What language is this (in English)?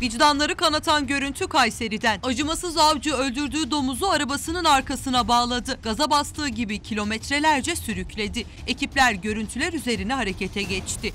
Turkish